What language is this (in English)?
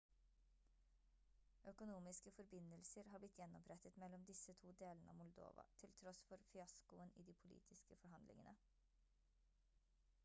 Norwegian Bokmål